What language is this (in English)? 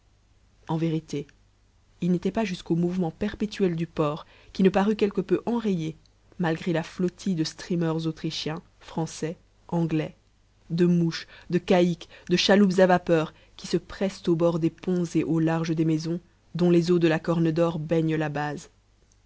French